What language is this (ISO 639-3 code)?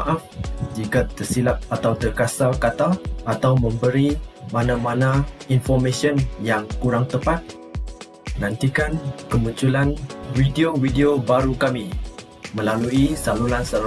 msa